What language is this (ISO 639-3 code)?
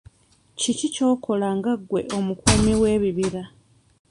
lug